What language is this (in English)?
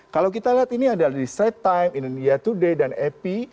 Indonesian